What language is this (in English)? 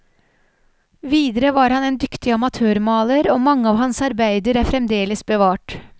Norwegian